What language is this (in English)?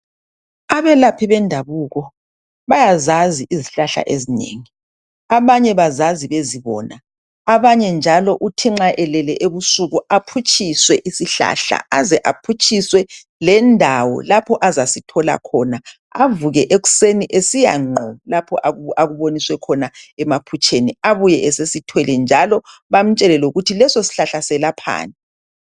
North Ndebele